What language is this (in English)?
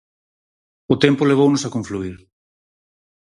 Galician